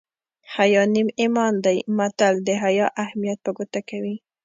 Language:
Pashto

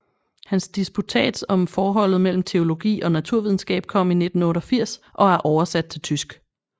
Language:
Danish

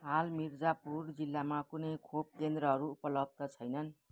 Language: Nepali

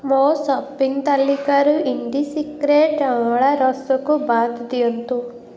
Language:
Odia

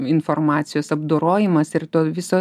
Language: Lithuanian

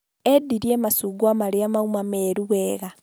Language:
Kikuyu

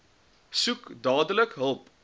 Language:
Afrikaans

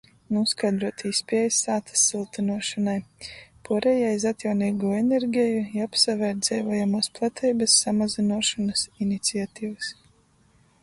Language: Latgalian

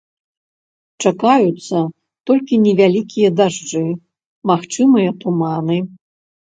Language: Belarusian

